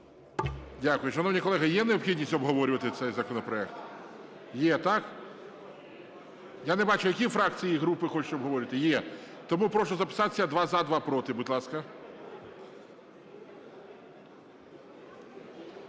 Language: Ukrainian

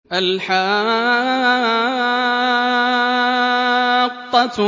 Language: Arabic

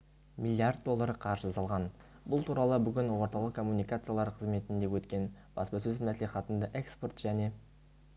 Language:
Kazakh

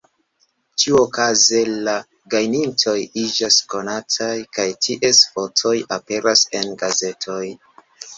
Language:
Esperanto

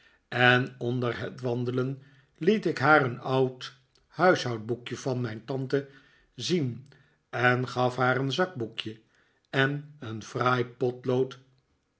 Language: Dutch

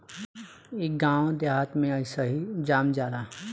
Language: Bhojpuri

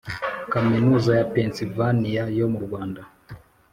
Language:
Kinyarwanda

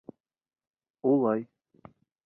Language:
Bashkir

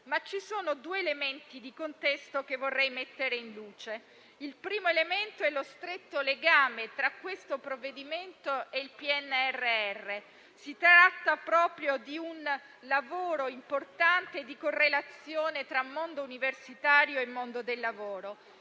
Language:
Italian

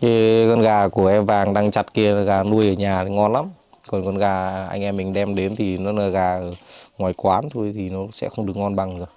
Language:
Vietnamese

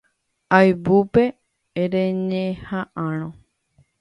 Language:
Guarani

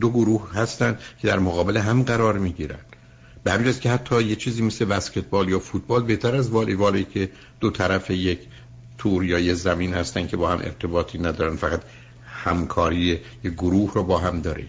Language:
Persian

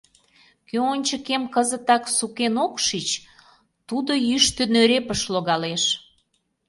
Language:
Mari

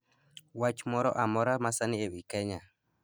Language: Luo (Kenya and Tanzania)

